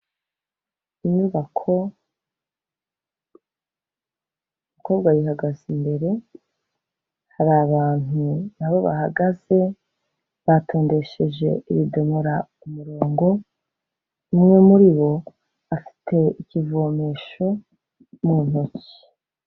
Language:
Kinyarwanda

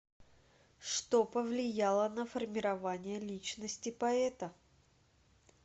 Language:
Russian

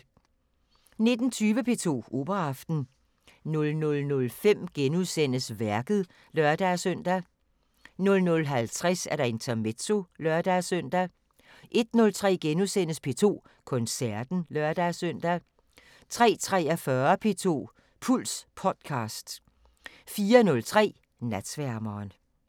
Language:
Danish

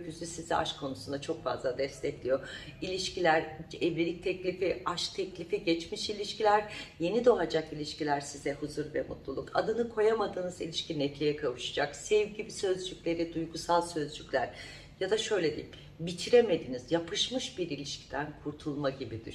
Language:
Turkish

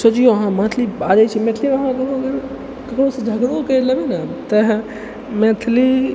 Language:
Maithili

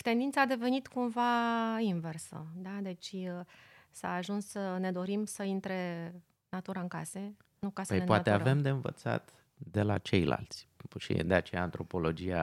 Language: Romanian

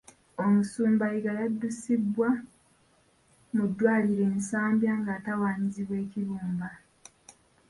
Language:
Ganda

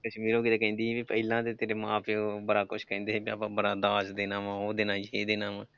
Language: Punjabi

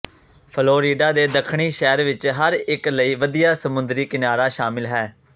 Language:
Punjabi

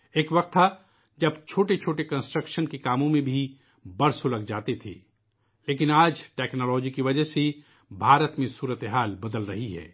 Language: Urdu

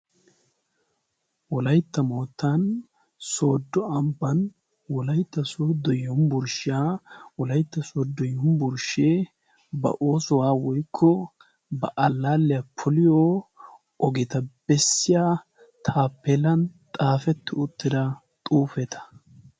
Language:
Wolaytta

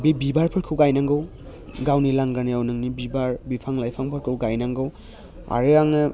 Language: Bodo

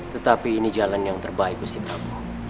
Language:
Indonesian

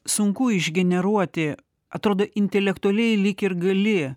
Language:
Lithuanian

